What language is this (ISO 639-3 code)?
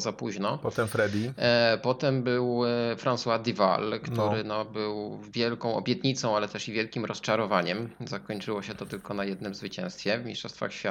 pol